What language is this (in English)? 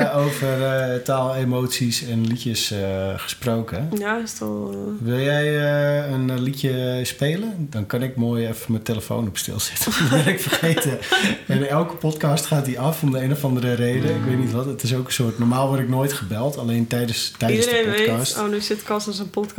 Dutch